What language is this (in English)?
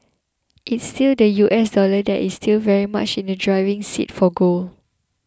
English